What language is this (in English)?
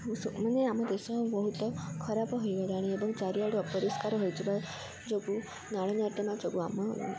Odia